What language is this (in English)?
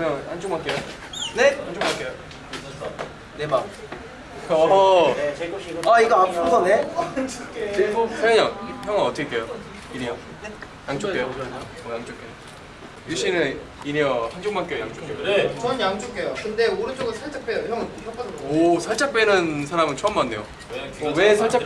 Korean